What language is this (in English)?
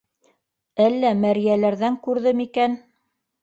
Bashkir